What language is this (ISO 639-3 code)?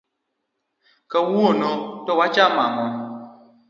luo